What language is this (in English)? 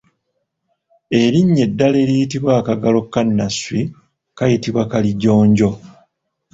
Ganda